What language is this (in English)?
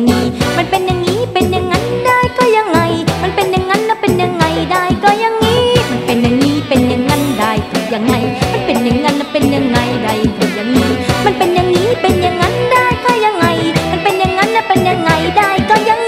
Thai